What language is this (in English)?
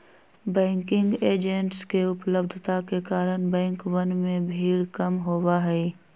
Magahi